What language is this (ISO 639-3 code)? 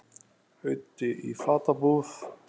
isl